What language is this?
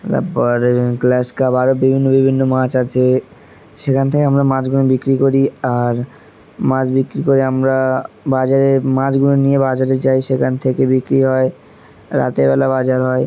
Bangla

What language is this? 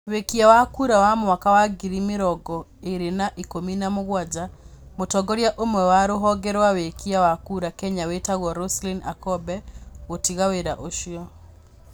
Kikuyu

